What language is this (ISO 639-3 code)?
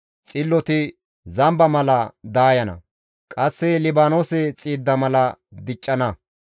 gmv